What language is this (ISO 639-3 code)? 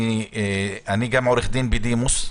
heb